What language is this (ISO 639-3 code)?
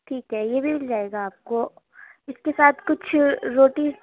urd